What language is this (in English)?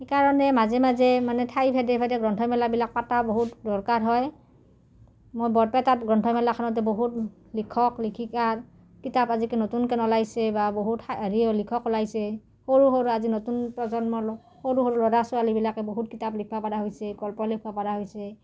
Assamese